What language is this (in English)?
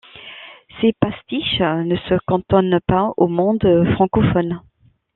French